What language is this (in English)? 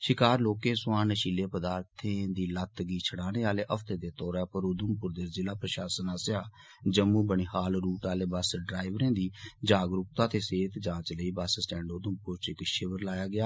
Dogri